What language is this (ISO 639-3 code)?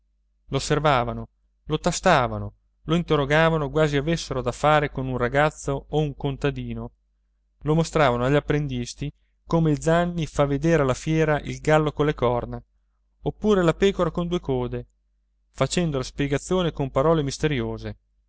ita